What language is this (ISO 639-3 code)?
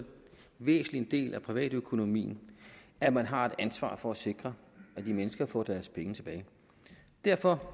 dan